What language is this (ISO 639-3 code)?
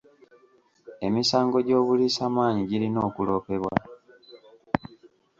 lug